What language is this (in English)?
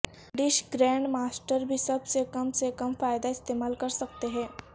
Urdu